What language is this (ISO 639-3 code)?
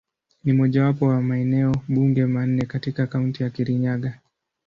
swa